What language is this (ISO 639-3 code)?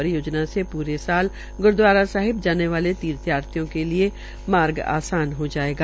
hin